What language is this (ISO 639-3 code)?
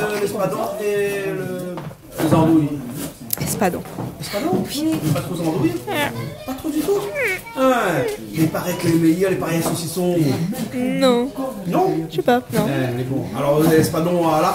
fra